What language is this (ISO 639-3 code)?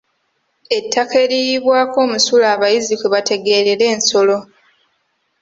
lug